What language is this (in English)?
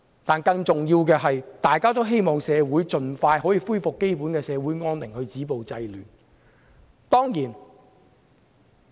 Cantonese